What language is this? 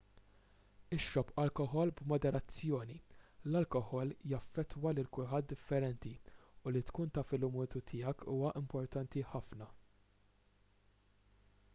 Maltese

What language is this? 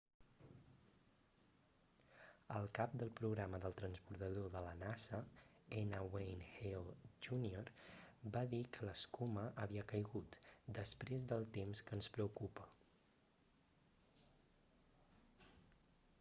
Catalan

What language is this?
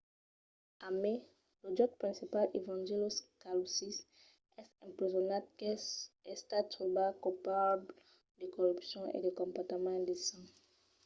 Occitan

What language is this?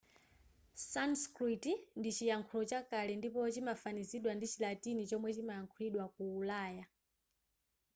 Nyanja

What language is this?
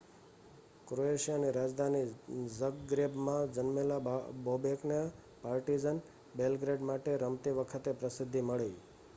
Gujarati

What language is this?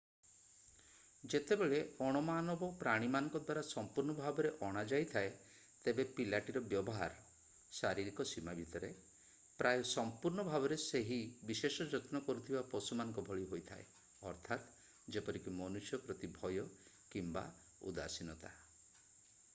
Odia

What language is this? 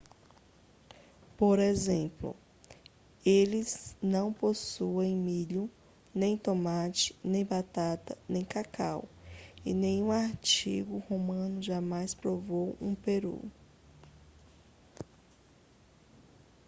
Portuguese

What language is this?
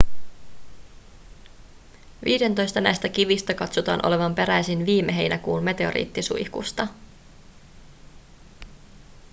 Finnish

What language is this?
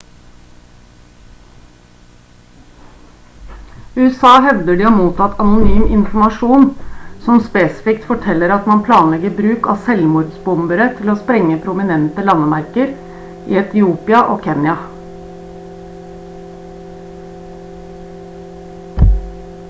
Norwegian Bokmål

